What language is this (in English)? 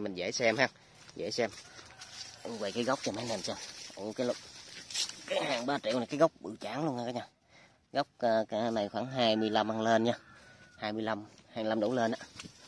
Vietnamese